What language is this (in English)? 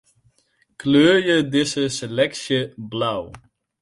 Western Frisian